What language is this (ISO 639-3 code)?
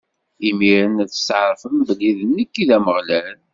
kab